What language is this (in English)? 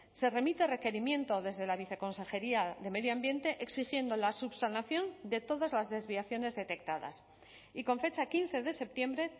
Spanish